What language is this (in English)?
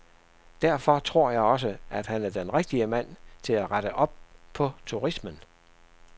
Danish